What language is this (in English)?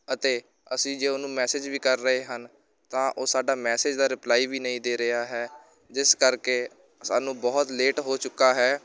Punjabi